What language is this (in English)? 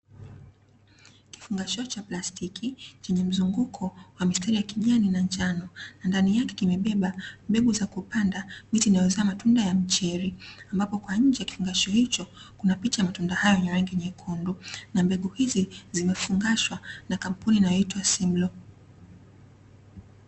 Swahili